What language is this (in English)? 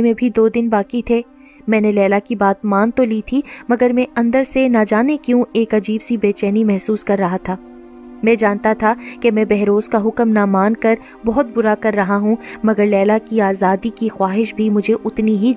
Urdu